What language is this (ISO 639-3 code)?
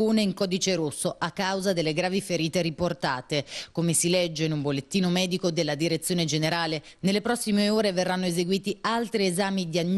ita